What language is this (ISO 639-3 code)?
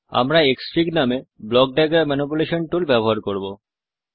ben